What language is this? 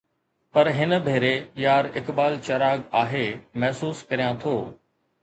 Sindhi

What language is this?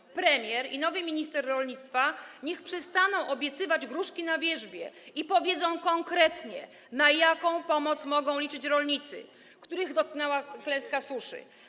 Polish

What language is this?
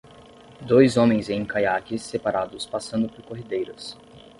Portuguese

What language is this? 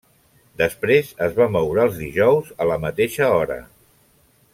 Catalan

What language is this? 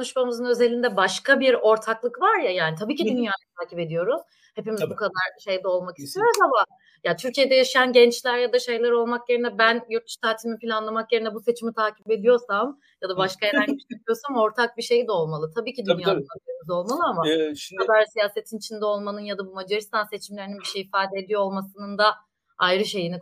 Turkish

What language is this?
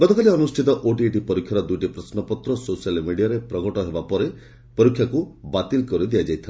Odia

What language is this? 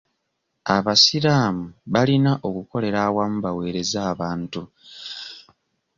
Ganda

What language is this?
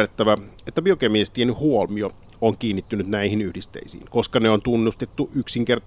Finnish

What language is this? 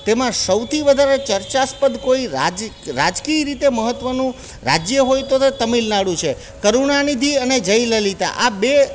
Gujarati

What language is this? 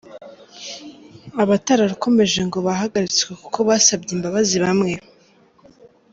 Kinyarwanda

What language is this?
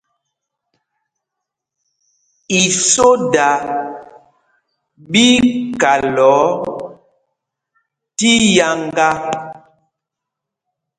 Mpumpong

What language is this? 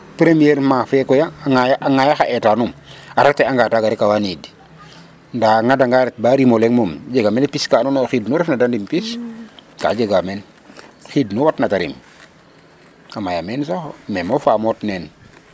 Serer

